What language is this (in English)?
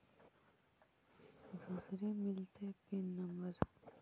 Magahi